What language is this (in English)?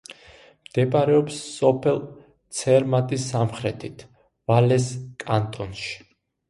Georgian